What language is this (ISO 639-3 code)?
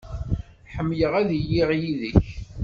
kab